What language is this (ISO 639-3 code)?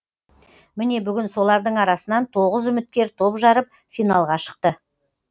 kaz